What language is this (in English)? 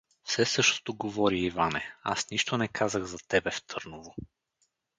Bulgarian